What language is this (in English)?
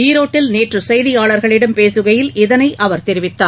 Tamil